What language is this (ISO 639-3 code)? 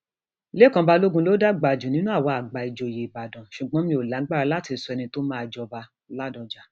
yor